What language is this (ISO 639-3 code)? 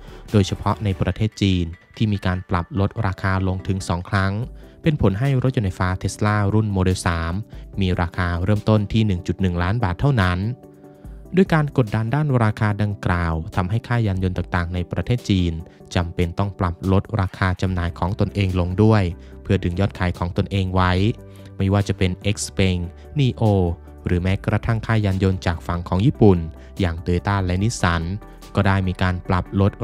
tha